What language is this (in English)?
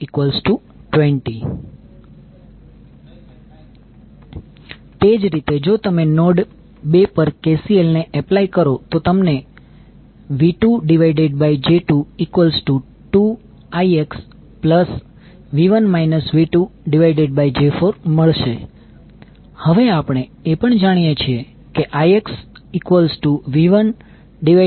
Gujarati